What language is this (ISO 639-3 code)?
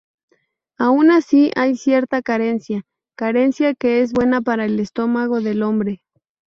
spa